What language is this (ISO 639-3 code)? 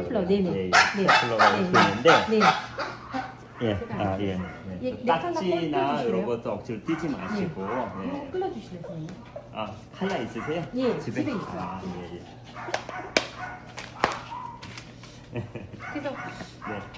kor